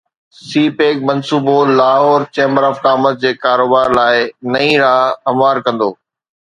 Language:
Sindhi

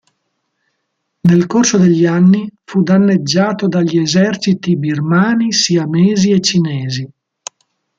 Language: Italian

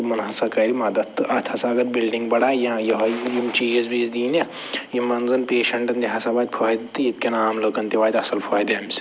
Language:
Kashmiri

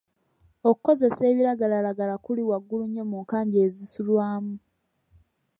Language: Ganda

